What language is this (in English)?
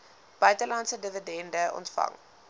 Afrikaans